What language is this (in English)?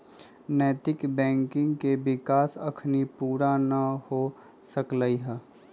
Magahi